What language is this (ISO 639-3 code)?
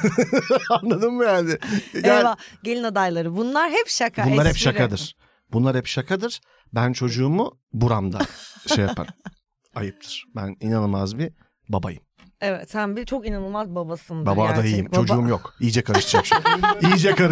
tur